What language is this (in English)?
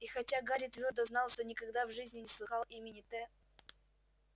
Russian